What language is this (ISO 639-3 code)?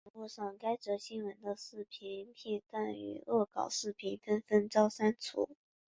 zho